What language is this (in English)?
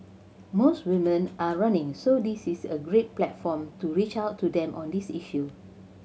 English